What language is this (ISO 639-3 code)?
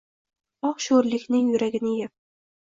uzb